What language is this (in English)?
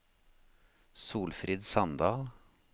Norwegian